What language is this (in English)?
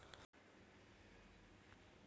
Magahi